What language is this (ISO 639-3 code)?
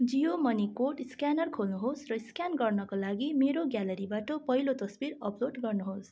nep